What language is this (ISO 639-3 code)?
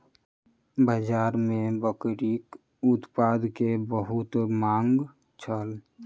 mai